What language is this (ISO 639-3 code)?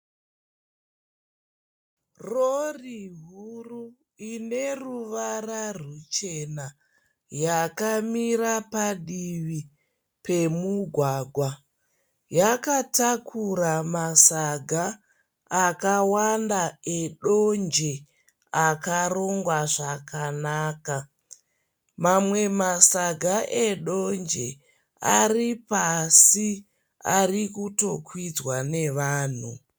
sna